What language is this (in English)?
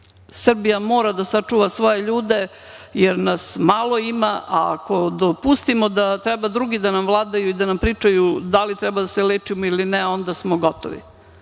Serbian